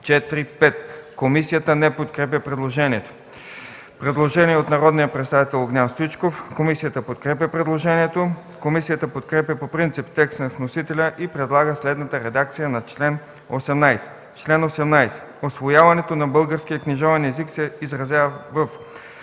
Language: Bulgarian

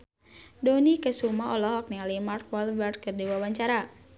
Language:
Sundanese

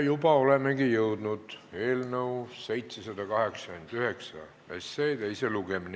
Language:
Estonian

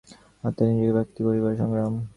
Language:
Bangla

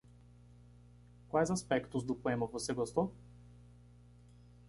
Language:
Portuguese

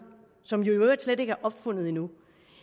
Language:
Danish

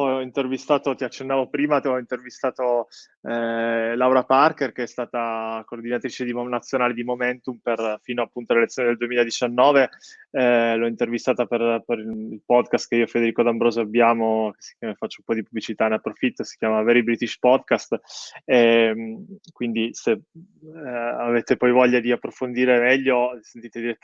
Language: Italian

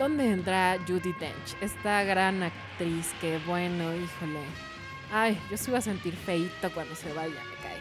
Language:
Spanish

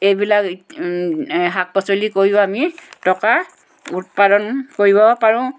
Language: Assamese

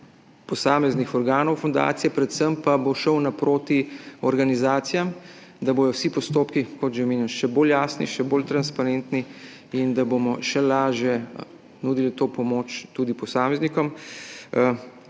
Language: Slovenian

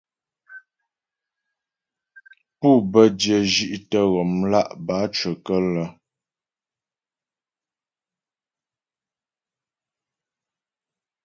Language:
Ghomala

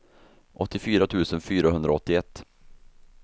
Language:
Swedish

